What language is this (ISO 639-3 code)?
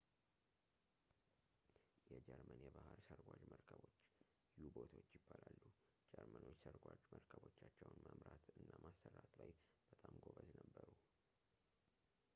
amh